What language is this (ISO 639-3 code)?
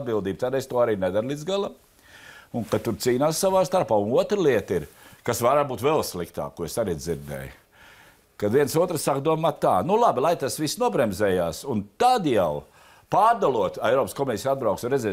lav